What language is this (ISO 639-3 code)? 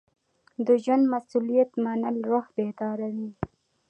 pus